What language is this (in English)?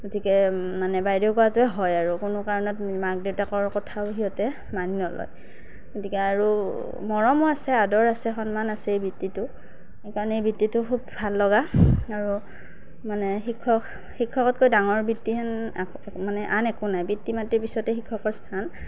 Assamese